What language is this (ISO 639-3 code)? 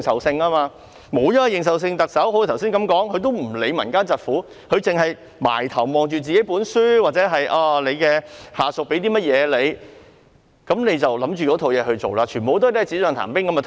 yue